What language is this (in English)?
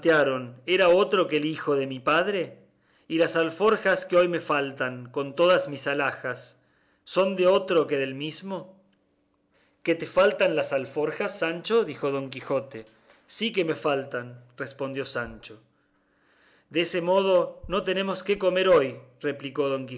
Spanish